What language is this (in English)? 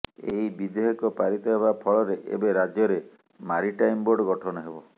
Odia